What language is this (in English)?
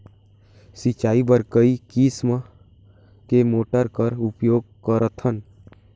Chhattisgarhi